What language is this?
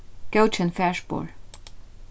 Faroese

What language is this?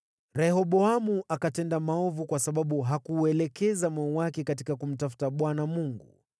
Swahili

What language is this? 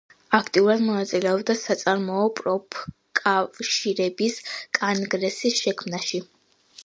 Georgian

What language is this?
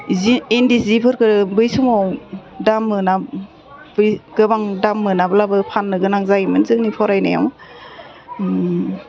Bodo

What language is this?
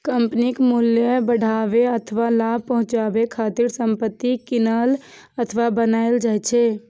Maithili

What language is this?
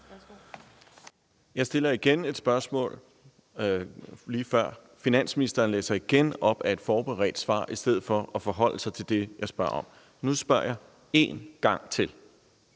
Danish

